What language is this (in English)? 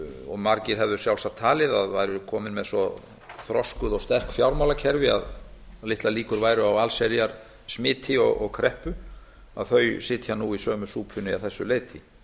Icelandic